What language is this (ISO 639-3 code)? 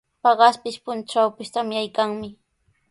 qws